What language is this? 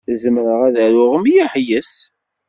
Kabyle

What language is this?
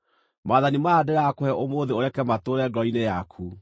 Kikuyu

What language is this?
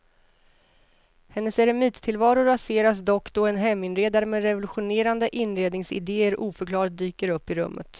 Swedish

